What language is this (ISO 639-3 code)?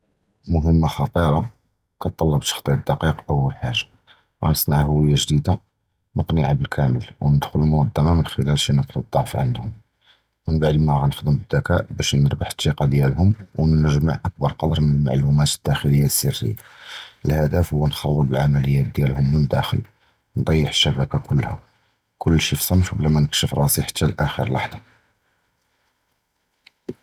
jrb